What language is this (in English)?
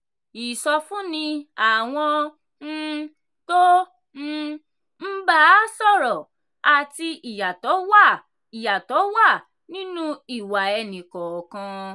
Yoruba